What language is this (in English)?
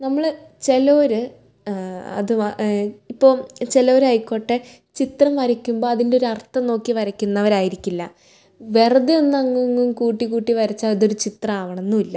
Malayalam